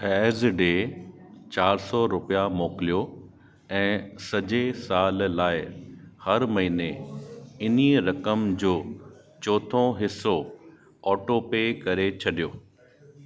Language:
Sindhi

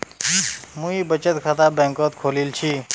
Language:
Magahi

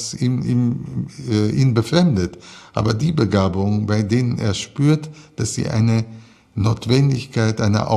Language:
German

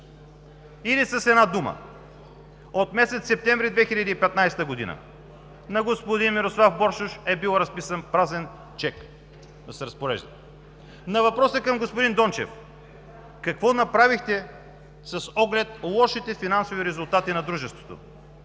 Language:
Bulgarian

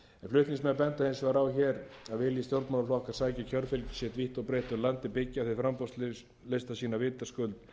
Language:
Icelandic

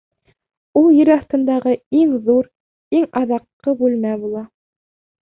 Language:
Bashkir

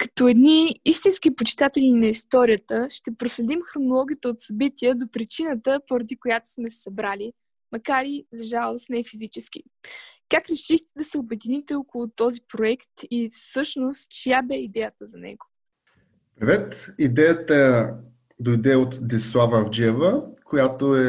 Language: Bulgarian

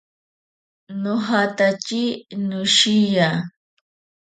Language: Ashéninka Perené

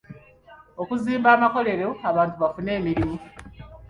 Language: Ganda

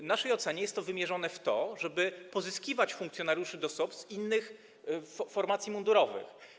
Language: Polish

